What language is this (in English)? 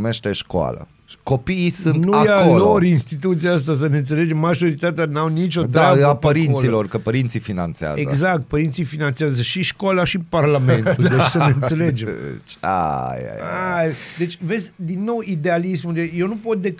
Romanian